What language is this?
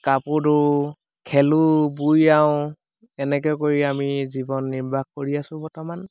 Assamese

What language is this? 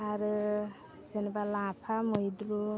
Bodo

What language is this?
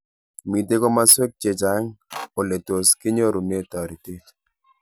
Kalenjin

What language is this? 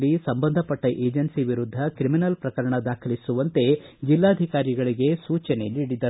Kannada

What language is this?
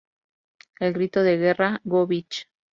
Spanish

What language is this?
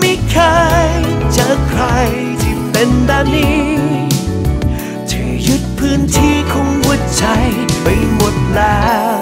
Thai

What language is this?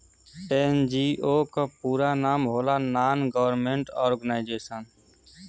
Bhojpuri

